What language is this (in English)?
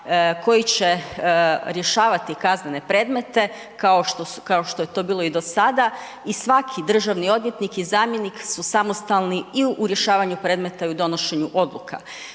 Croatian